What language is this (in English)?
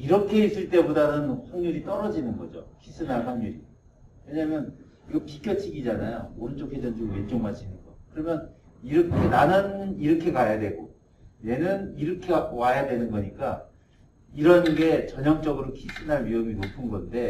Korean